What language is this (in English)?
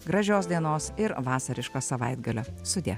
Lithuanian